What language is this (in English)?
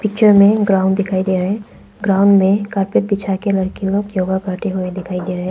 Hindi